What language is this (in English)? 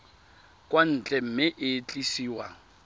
Tswana